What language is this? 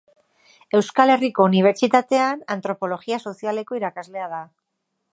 Basque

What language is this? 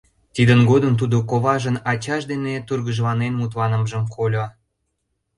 Mari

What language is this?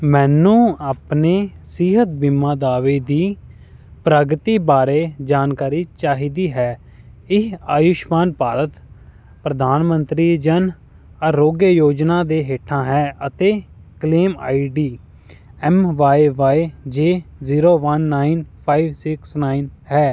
Punjabi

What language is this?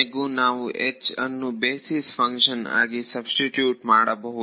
Kannada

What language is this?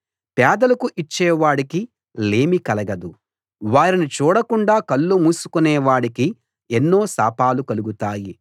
Telugu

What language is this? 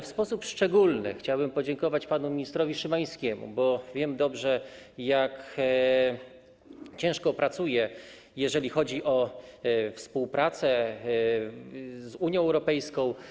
Polish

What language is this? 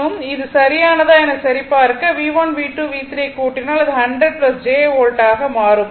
Tamil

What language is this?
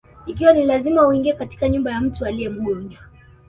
Swahili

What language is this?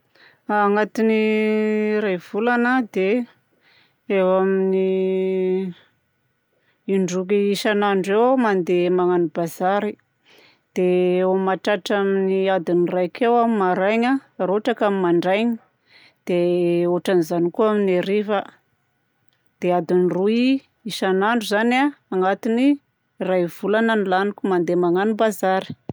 Southern Betsimisaraka Malagasy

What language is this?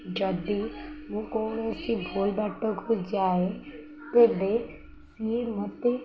Odia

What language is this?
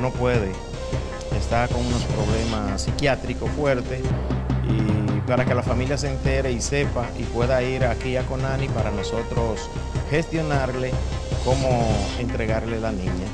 Spanish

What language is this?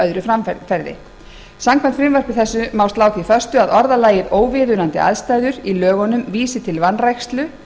Icelandic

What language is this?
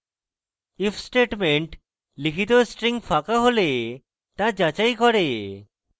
Bangla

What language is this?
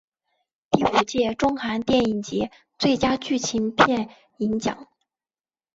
Chinese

